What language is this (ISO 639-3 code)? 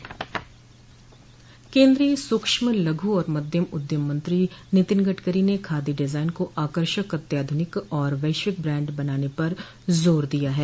hin